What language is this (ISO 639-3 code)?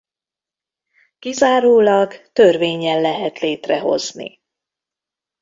hun